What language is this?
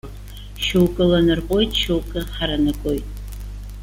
Abkhazian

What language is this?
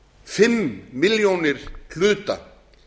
Icelandic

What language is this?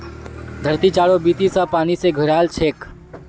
Magahi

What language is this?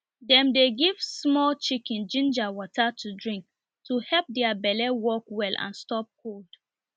Nigerian Pidgin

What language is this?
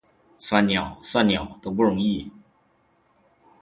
Chinese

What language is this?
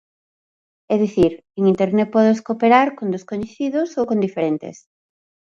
Galician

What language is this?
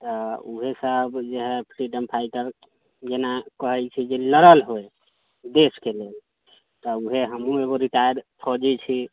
Maithili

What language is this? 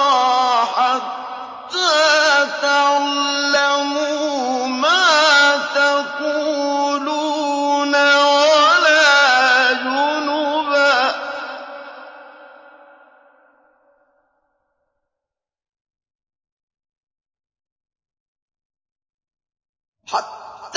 Arabic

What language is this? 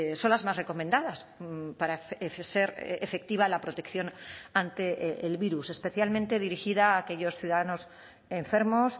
Spanish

